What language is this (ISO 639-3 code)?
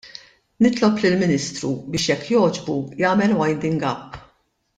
mlt